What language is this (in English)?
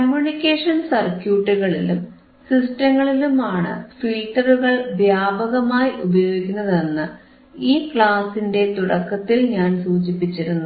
Malayalam